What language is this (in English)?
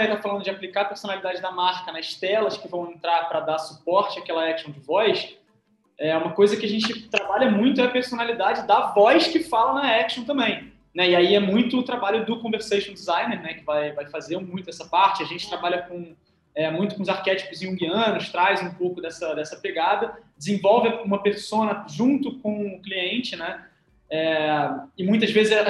Portuguese